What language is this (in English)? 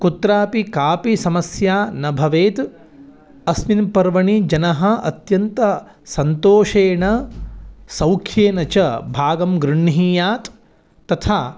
Sanskrit